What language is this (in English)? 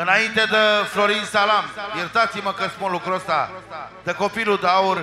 Romanian